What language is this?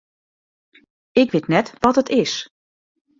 Western Frisian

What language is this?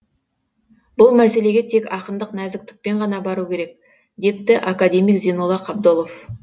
Kazakh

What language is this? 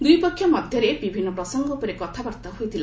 Odia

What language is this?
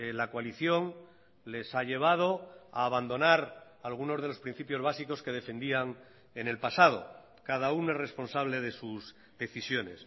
Spanish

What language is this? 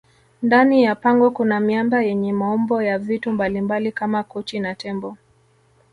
Swahili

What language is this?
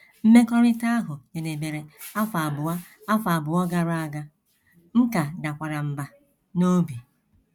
Igbo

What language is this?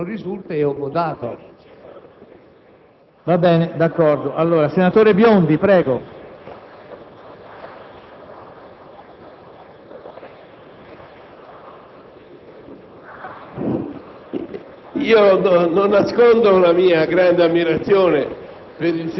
Italian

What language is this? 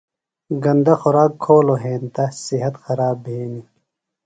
Phalura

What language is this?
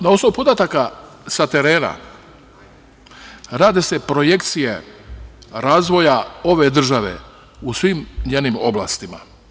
Serbian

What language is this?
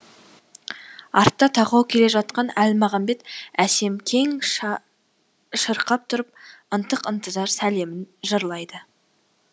Kazakh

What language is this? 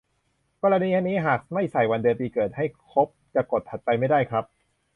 Thai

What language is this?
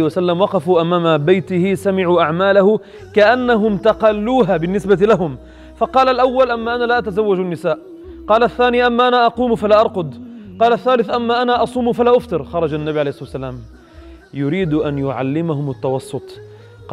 Arabic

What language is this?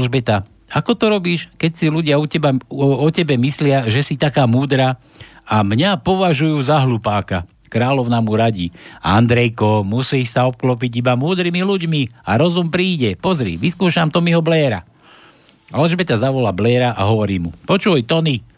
Slovak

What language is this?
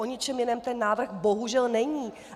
Czech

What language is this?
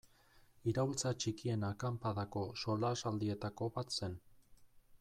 Basque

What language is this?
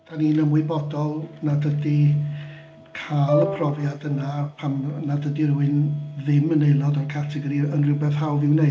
Welsh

